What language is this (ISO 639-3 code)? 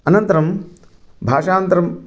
san